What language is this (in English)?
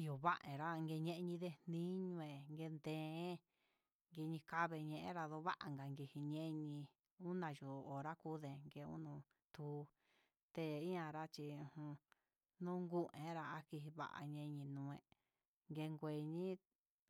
Huitepec Mixtec